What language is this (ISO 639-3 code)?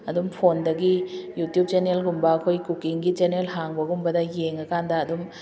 mni